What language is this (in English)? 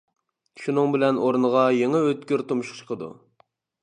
Uyghur